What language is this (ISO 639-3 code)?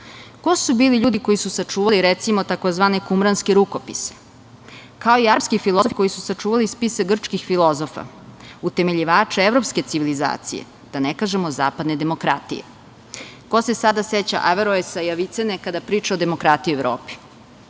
srp